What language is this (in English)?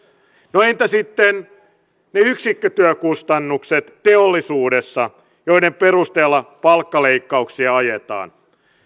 Finnish